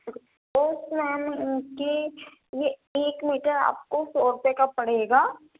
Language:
Urdu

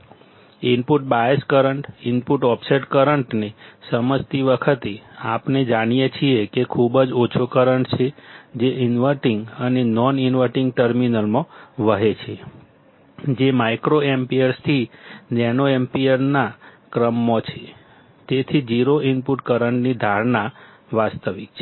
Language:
Gujarati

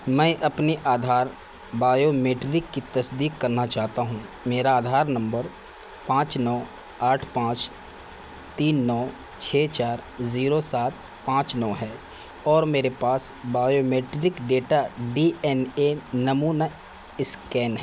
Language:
Urdu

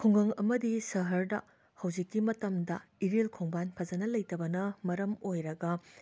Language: Manipuri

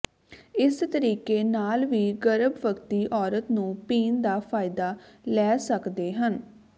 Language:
Punjabi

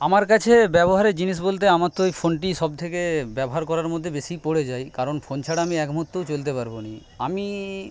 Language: Bangla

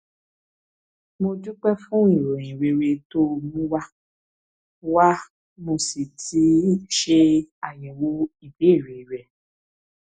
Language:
Yoruba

